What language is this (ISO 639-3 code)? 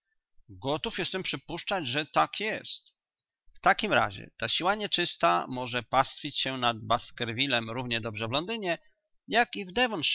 pol